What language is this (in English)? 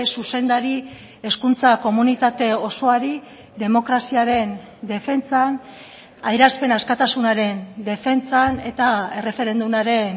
Basque